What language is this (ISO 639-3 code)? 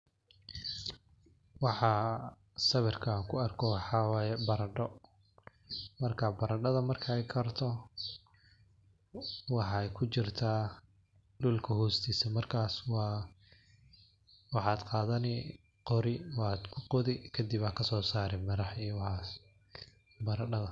som